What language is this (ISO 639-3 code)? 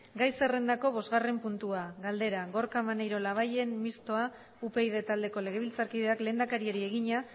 eus